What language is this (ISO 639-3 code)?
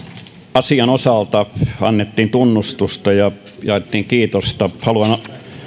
fin